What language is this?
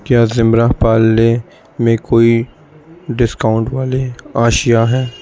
Urdu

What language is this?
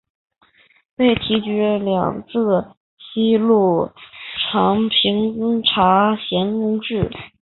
Chinese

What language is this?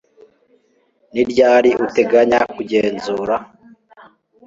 Kinyarwanda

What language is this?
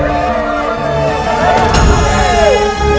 Indonesian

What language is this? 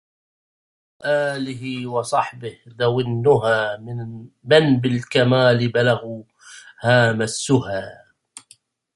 Arabic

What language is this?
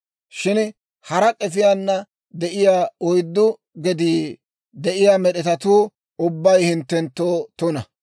Dawro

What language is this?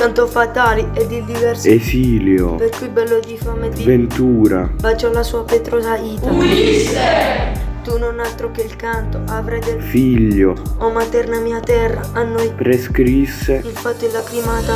Italian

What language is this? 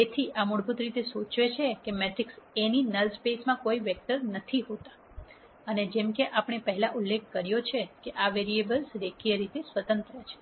Gujarati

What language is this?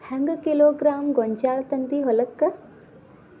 Kannada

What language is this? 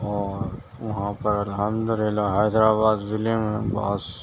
Urdu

